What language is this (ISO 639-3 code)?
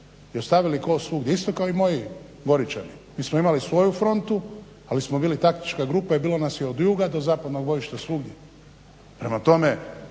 hrv